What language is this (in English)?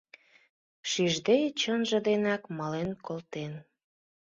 Mari